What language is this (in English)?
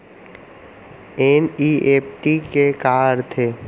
Chhattisgarhi